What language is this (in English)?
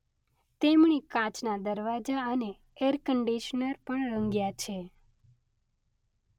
Gujarati